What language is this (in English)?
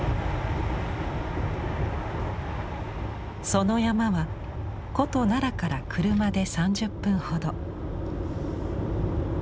Japanese